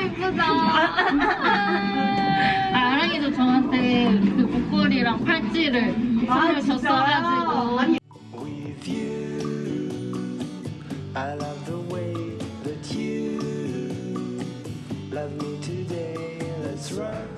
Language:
Korean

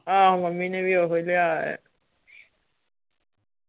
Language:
Punjabi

